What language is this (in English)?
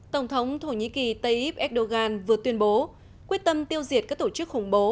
Vietnamese